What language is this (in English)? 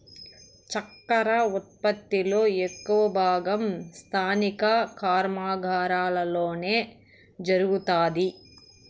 Telugu